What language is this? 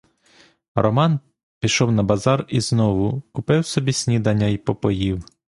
Ukrainian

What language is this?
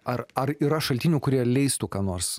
Lithuanian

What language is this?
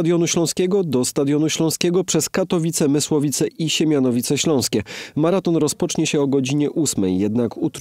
Polish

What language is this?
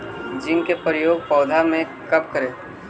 Magahi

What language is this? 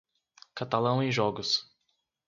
Portuguese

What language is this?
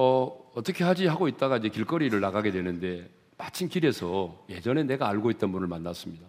Korean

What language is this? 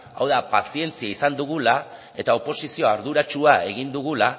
Basque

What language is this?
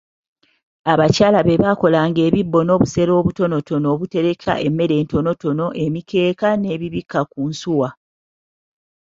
Ganda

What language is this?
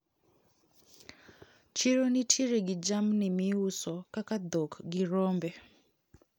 Luo (Kenya and Tanzania)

